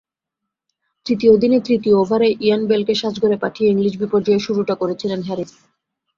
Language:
Bangla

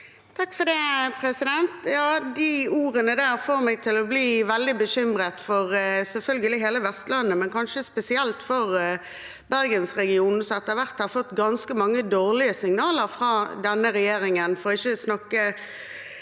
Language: Norwegian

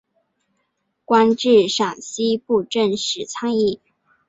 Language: Chinese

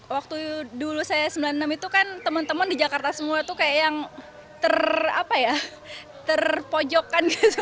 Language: Indonesian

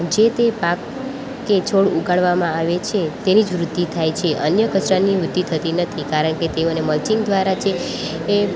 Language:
Gujarati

